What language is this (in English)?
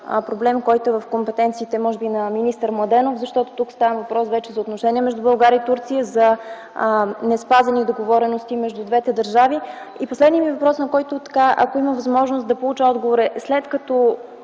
Bulgarian